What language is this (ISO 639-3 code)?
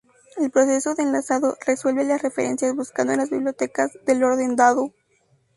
spa